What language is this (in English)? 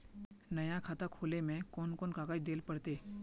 Magahi